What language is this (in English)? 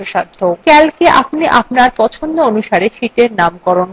Bangla